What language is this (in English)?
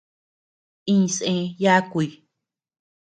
Tepeuxila Cuicatec